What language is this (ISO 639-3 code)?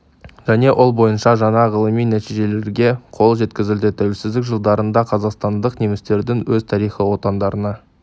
kaz